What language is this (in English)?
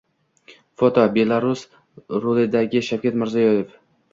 Uzbek